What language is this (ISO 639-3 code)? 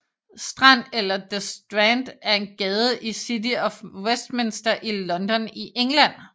dan